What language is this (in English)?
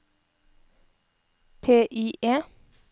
Norwegian